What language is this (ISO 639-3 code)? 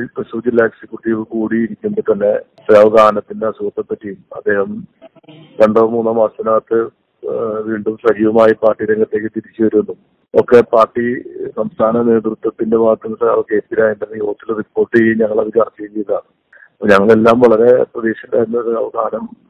ces